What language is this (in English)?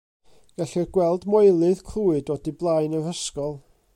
Welsh